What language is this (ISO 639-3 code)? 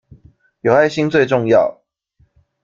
zho